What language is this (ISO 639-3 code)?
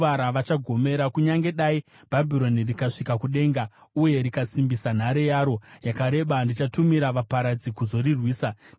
sna